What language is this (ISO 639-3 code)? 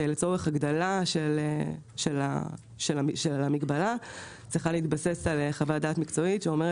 heb